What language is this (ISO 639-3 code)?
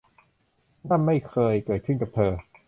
tha